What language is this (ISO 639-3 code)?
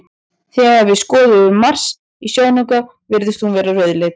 isl